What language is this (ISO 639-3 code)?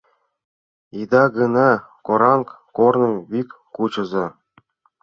chm